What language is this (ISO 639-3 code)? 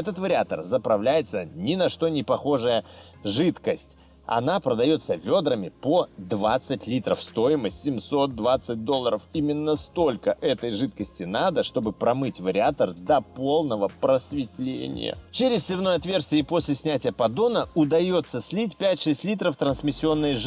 rus